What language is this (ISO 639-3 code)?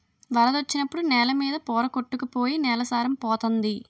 tel